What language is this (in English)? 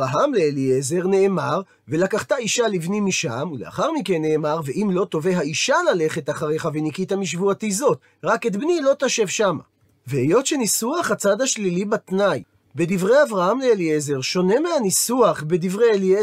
Hebrew